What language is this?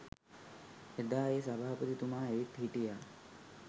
Sinhala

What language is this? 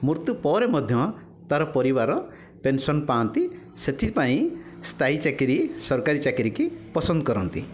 Odia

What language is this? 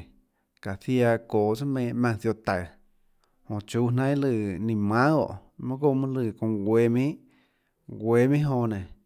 Tlacoatzintepec Chinantec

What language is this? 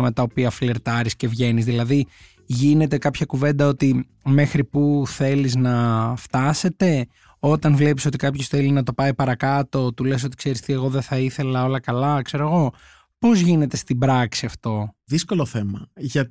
Greek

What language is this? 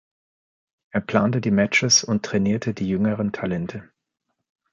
German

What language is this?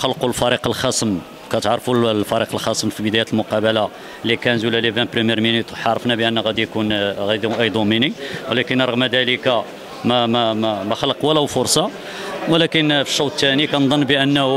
Arabic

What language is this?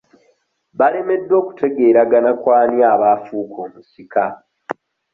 Ganda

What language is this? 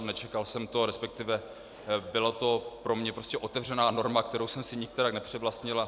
Czech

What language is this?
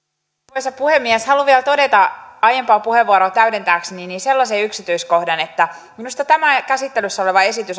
Finnish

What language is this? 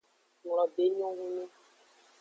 Aja (Benin)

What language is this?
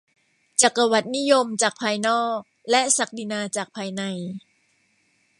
Thai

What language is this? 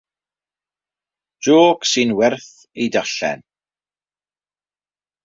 Welsh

